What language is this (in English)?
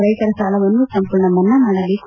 Kannada